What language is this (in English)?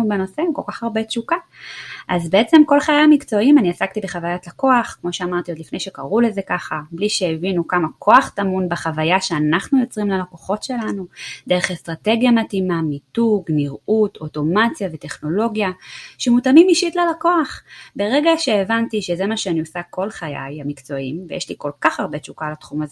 Hebrew